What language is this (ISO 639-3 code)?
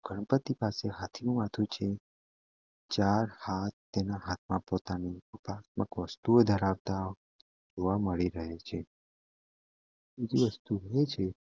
guj